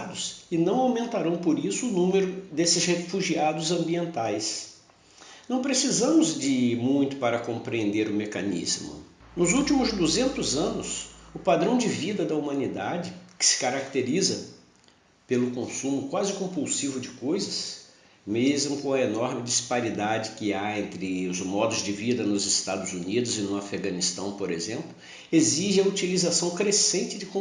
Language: Portuguese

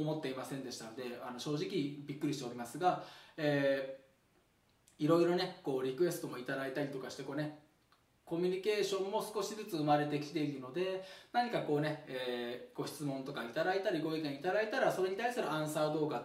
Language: Japanese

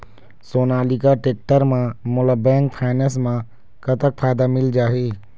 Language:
Chhattisgarhi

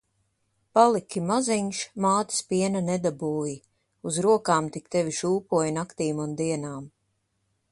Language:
Latvian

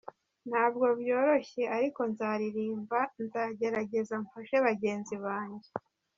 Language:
Kinyarwanda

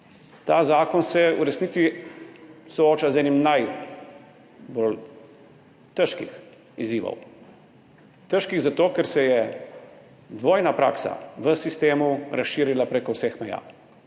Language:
Slovenian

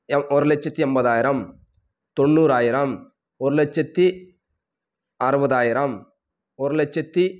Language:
Tamil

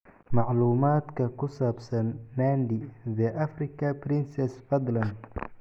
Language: Somali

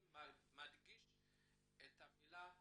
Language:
Hebrew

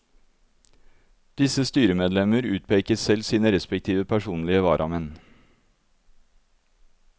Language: Norwegian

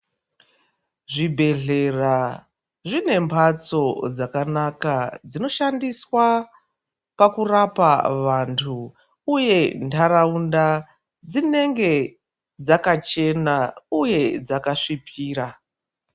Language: Ndau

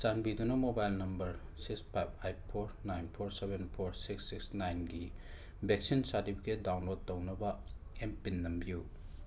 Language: Manipuri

